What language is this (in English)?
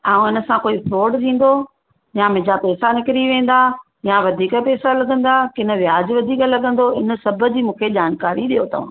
Sindhi